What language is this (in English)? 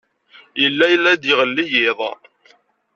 Kabyle